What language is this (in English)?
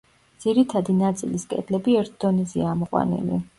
Georgian